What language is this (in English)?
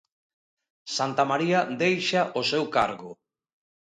Galician